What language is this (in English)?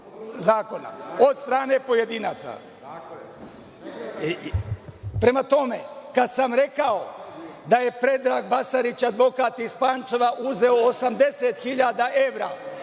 Serbian